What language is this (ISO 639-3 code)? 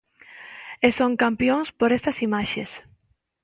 glg